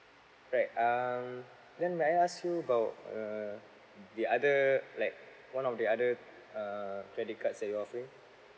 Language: English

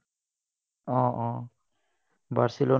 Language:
Assamese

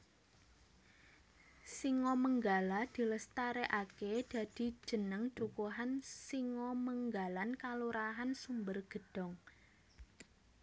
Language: Javanese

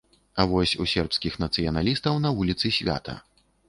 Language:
Belarusian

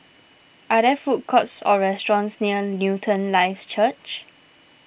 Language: English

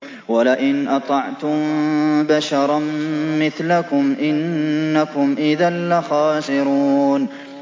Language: Arabic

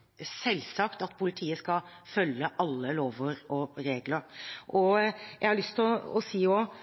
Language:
Norwegian Bokmål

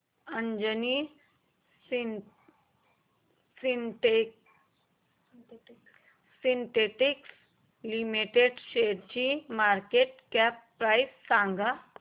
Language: Marathi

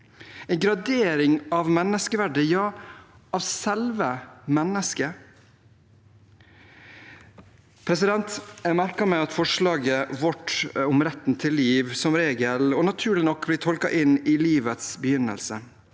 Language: Norwegian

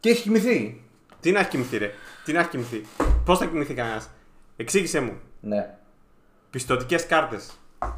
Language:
Greek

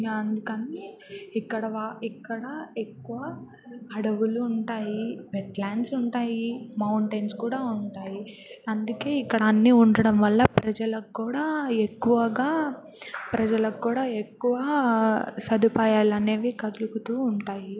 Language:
Telugu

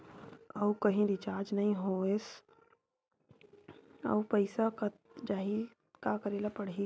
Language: Chhattisgarhi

